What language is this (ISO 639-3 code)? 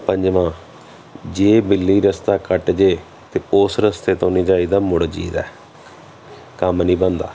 pan